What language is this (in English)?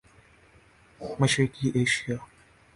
Urdu